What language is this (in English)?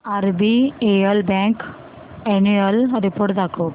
Marathi